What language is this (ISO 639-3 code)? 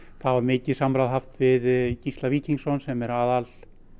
isl